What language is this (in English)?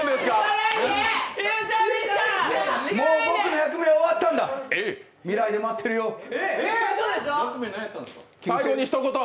Japanese